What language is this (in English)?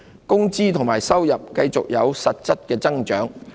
Cantonese